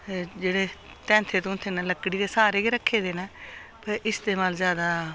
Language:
Dogri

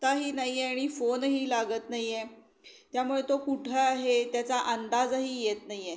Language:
Marathi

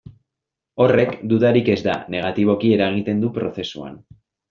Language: Basque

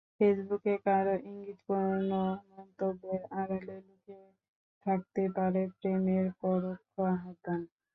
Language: Bangla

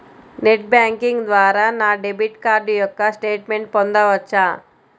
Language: Telugu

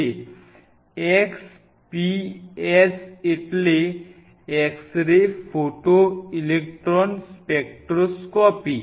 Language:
Gujarati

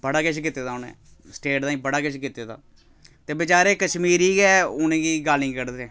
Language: Dogri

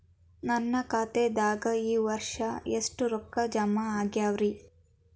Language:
Kannada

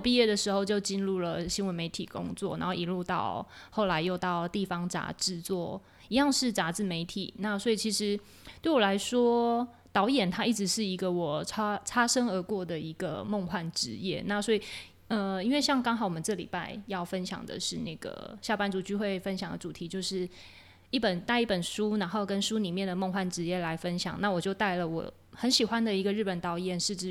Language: Chinese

